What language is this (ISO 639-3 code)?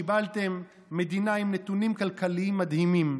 heb